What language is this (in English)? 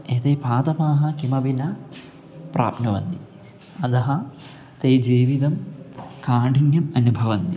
Sanskrit